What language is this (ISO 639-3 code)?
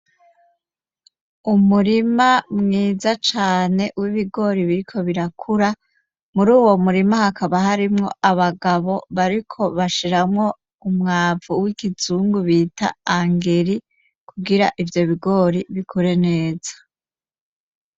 run